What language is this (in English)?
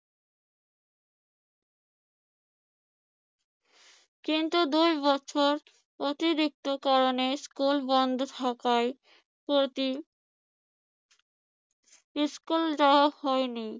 Bangla